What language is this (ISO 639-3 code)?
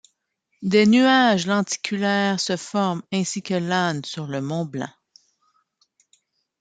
fra